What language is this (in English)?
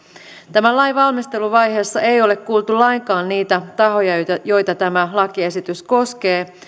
Finnish